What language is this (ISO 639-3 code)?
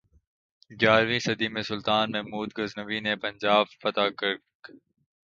urd